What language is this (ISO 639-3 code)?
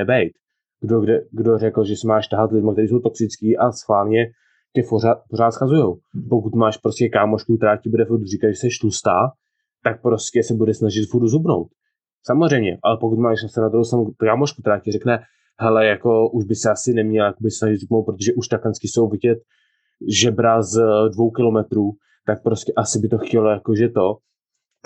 ces